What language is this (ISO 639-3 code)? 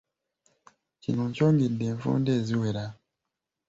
lug